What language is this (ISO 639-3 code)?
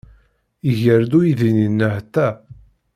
kab